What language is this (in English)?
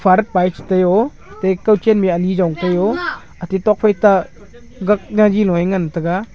Wancho Naga